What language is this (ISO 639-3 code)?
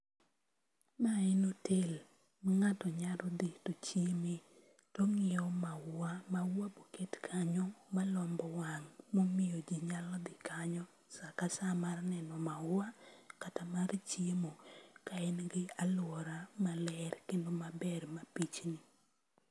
luo